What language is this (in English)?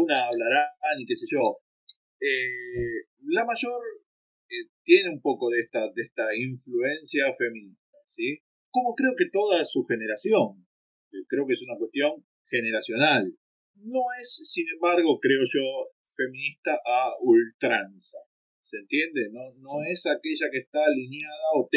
Spanish